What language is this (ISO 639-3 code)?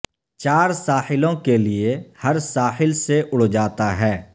urd